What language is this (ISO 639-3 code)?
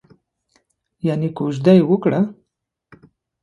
pus